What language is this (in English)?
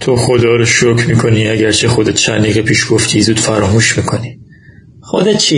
Persian